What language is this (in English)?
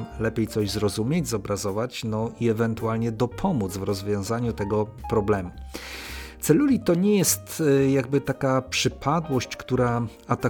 Polish